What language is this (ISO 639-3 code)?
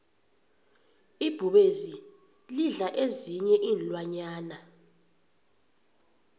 nbl